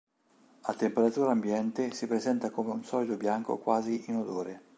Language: Italian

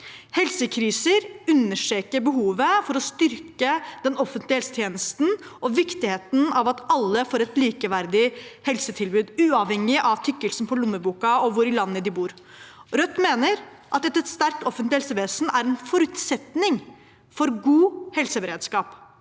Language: Norwegian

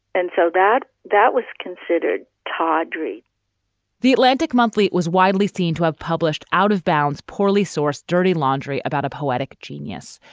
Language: English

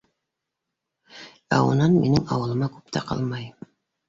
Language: Bashkir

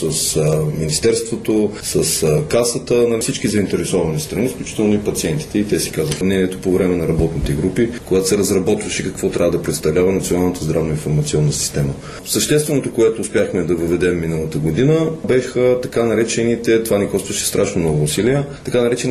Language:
Bulgarian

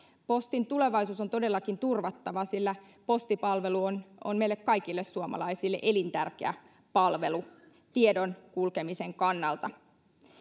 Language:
Finnish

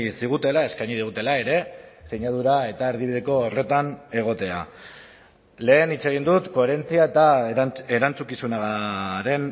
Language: Basque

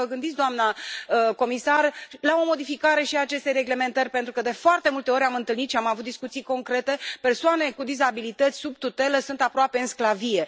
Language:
Romanian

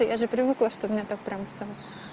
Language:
Russian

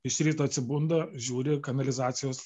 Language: Lithuanian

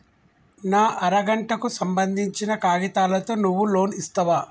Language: Telugu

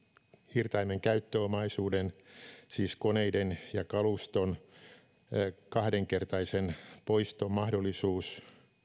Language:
Finnish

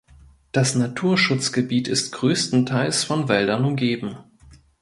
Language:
German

